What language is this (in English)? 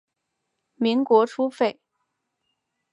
Chinese